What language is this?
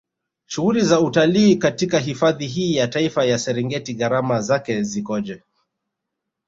Swahili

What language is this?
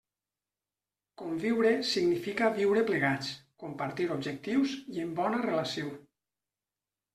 Catalan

